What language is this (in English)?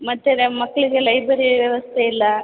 Kannada